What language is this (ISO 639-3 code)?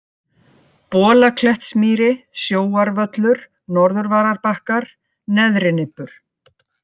isl